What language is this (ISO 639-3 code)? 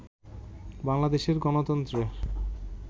ben